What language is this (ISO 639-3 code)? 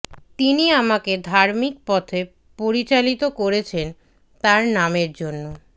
ben